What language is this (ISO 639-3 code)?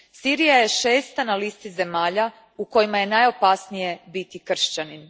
hrv